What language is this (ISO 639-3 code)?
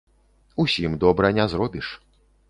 bel